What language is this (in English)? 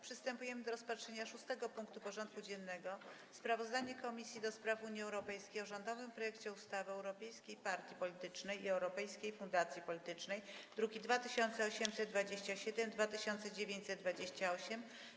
Polish